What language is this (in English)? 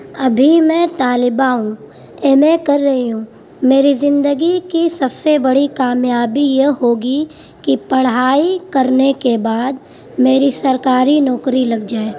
Urdu